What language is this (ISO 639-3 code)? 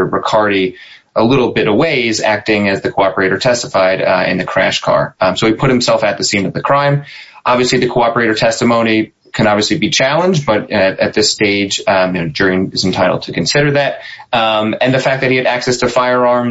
eng